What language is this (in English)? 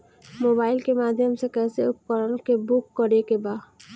Bhojpuri